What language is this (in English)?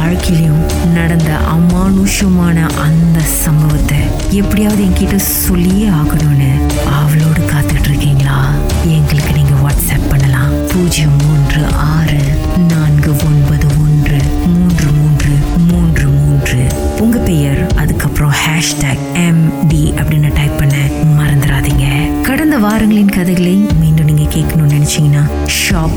Tamil